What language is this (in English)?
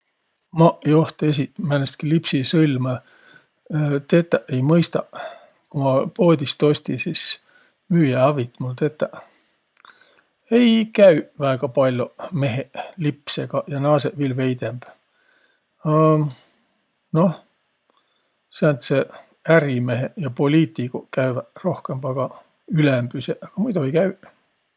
Võro